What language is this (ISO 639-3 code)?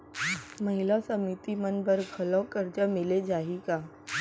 hne